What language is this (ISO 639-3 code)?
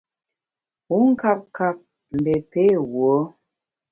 bax